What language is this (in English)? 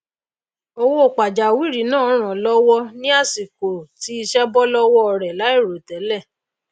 Yoruba